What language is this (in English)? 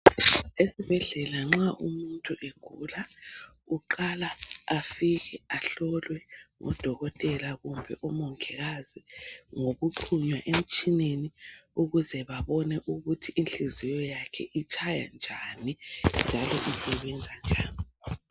North Ndebele